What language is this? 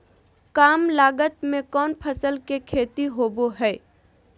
Magahi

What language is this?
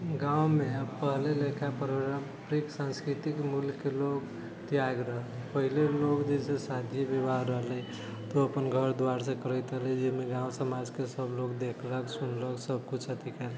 Maithili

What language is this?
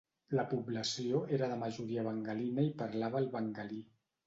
Catalan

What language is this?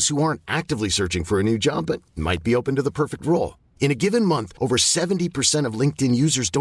Urdu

